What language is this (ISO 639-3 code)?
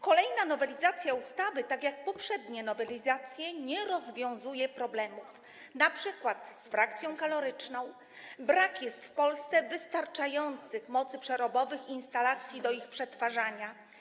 pol